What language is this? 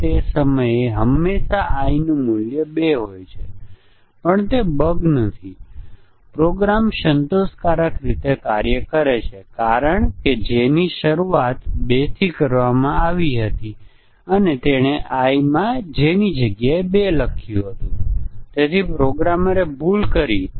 Gujarati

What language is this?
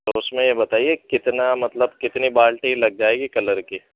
Urdu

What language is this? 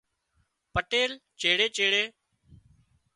Wadiyara Koli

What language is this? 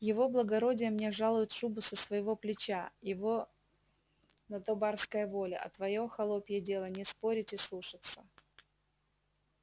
Russian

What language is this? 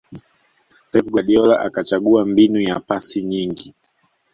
Swahili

